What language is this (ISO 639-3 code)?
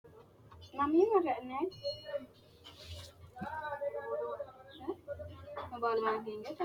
sid